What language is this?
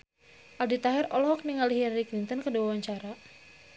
Sundanese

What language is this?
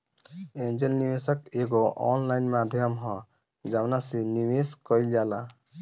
Bhojpuri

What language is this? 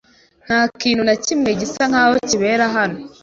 Kinyarwanda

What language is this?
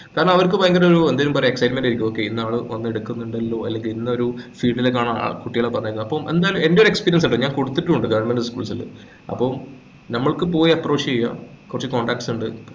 Malayalam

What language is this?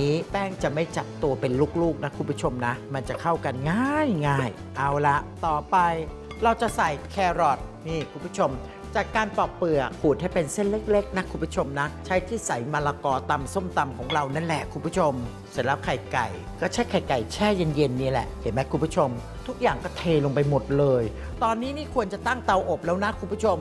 Thai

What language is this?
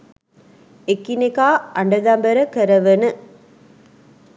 Sinhala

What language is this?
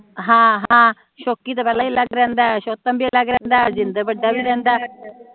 Punjabi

